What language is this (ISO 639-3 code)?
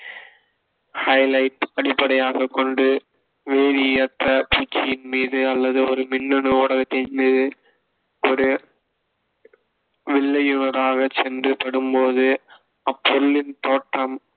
tam